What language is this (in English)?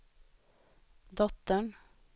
Swedish